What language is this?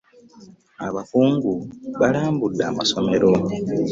Ganda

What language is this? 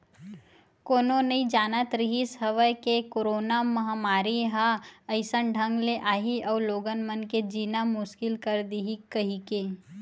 Chhattisgarhi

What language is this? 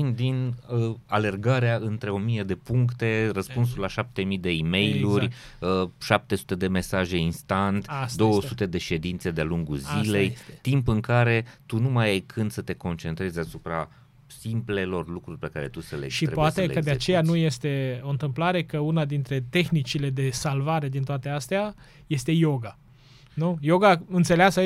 Romanian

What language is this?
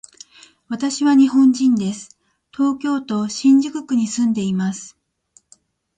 Japanese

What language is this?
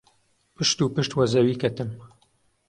Central Kurdish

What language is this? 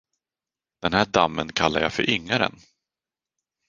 Swedish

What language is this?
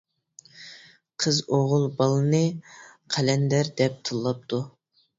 Uyghur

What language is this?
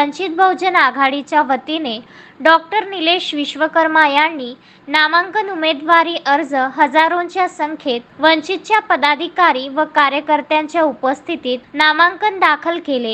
Hindi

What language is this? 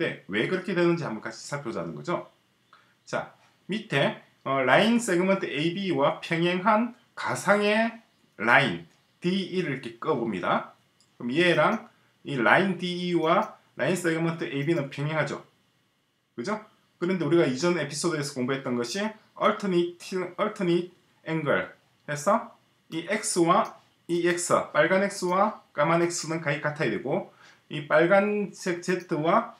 Korean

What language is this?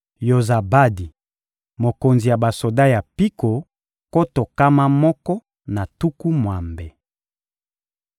Lingala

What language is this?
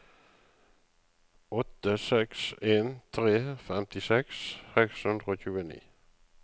Norwegian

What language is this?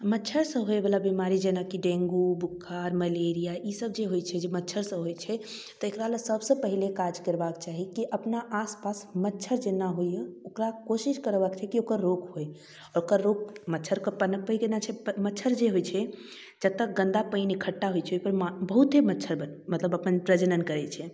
Maithili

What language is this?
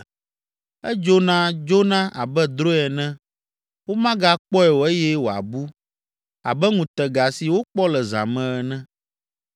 Ewe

